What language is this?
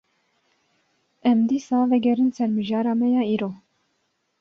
Kurdish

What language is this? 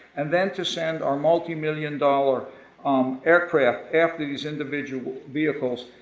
English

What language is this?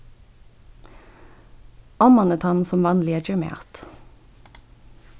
Faroese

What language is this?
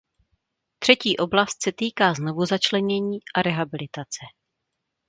Czech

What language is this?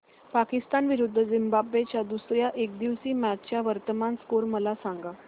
Marathi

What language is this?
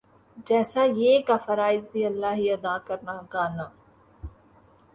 Urdu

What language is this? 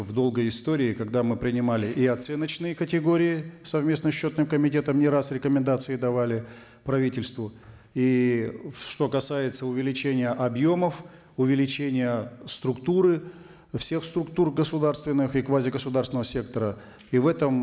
Kazakh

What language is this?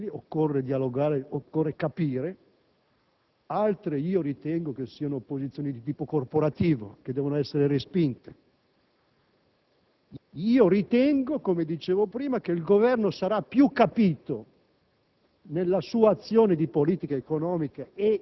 Italian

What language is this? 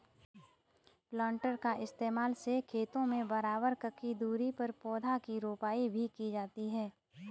Hindi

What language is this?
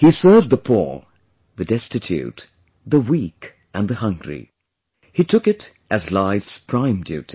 English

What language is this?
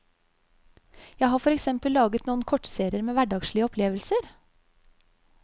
Norwegian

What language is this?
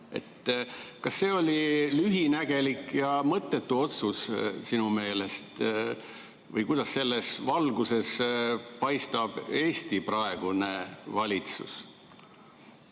Estonian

